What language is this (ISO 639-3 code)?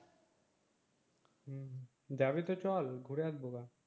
ben